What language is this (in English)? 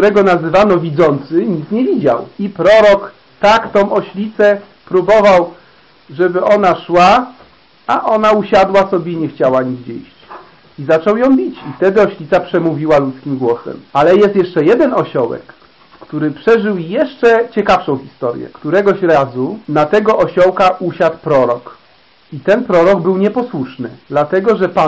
Polish